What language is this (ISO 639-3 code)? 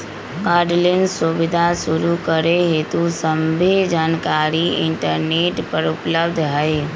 mag